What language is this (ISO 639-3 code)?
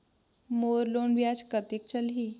hne